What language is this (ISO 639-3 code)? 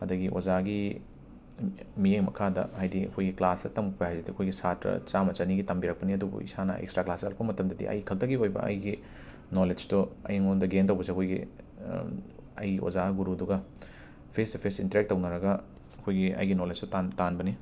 mni